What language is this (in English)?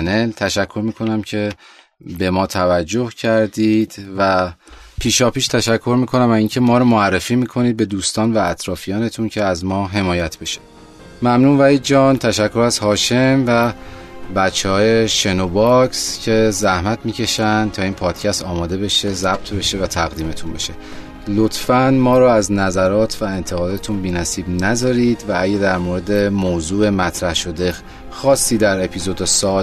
Persian